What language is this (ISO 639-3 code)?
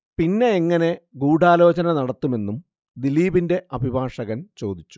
mal